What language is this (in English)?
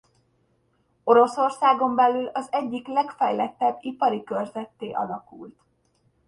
Hungarian